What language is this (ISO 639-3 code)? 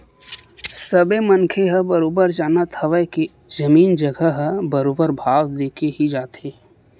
hne